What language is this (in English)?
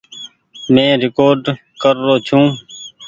Goaria